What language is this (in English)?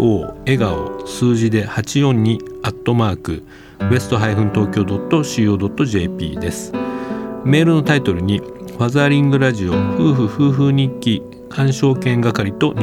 Japanese